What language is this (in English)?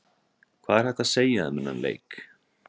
Icelandic